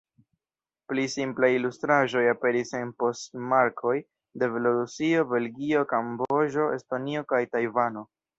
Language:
Esperanto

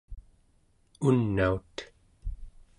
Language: Central Yupik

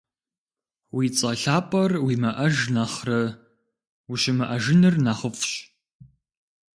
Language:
Kabardian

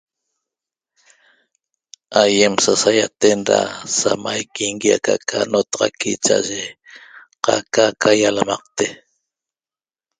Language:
Toba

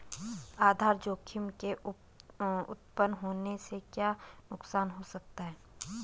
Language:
Hindi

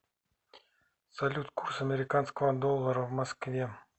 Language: Russian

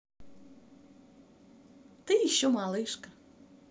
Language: Russian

